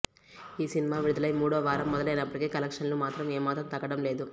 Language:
Telugu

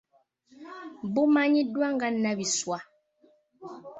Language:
Ganda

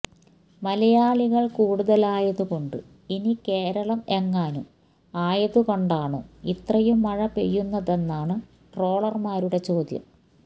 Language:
Malayalam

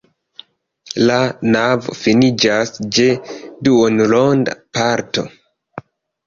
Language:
Esperanto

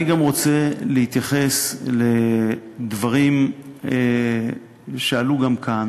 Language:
Hebrew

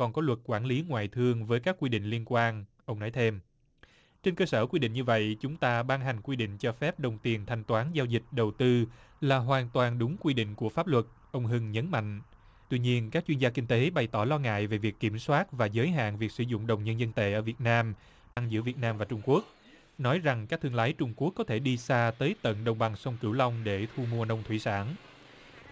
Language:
Vietnamese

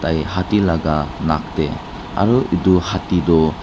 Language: Naga Pidgin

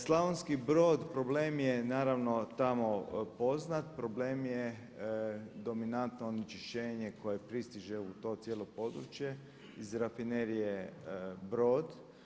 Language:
Croatian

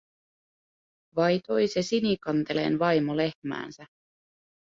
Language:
Finnish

